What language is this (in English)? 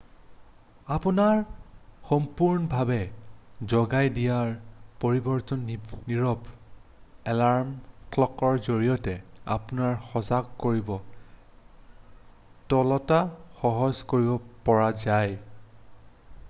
Assamese